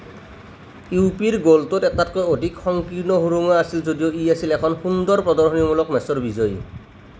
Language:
Assamese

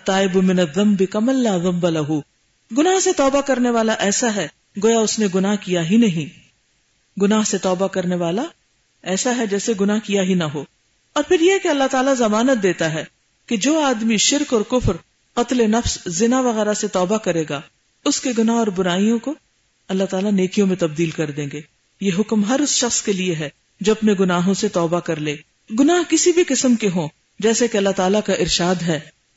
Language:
Urdu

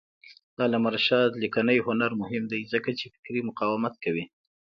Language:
Pashto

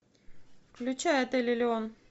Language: Russian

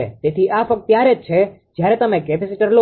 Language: Gujarati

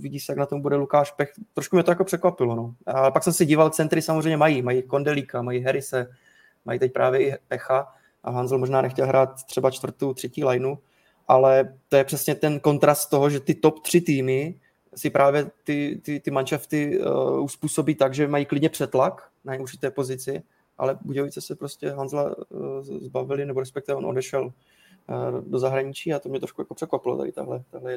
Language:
Czech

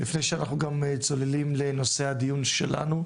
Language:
Hebrew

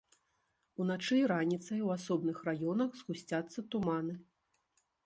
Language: Belarusian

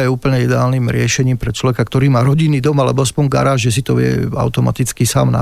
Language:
Slovak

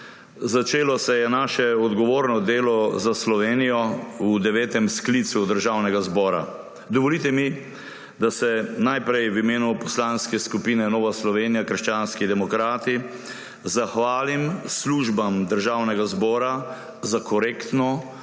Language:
Slovenian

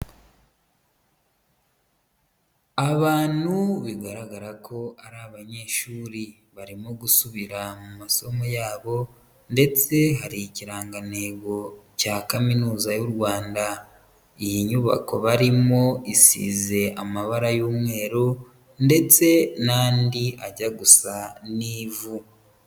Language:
Kinyarwanda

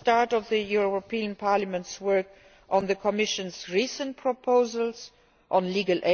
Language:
English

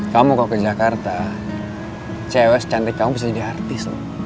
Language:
Indonesian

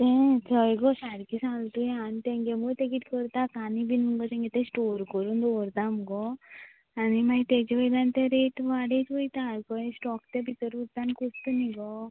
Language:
Konkani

